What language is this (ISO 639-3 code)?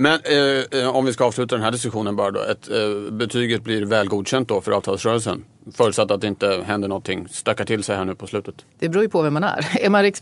swe